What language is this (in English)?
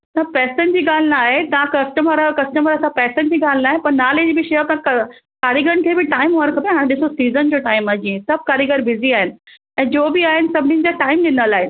Sindhi